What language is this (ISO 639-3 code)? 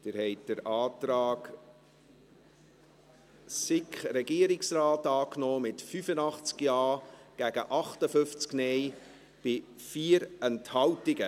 gsw